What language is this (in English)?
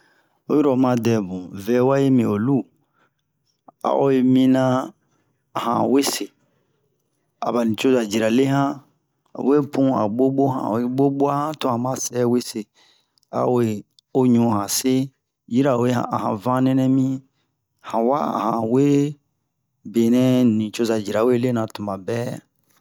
Bomu